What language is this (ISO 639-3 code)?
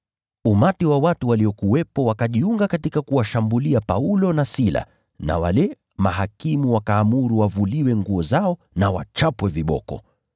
swa